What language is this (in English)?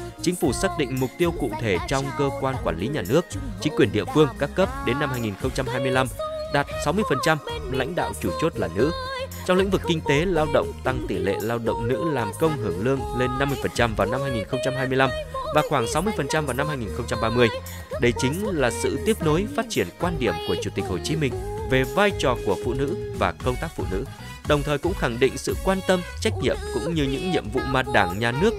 Vietnamese